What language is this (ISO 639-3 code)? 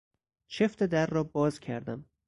fas